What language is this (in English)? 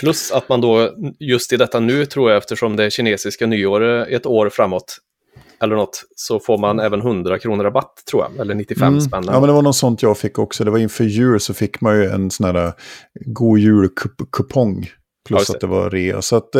Swedish